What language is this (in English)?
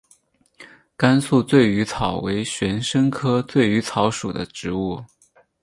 Chinese